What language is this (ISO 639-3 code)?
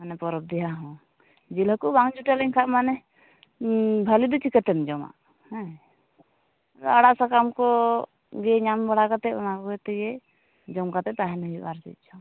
sat